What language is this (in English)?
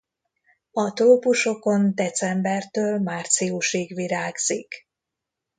Hungarian